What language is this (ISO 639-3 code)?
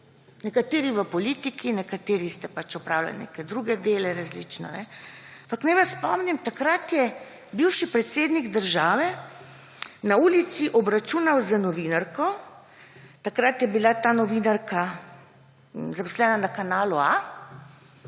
slv